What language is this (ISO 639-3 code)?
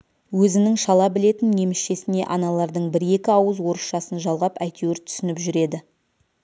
kaz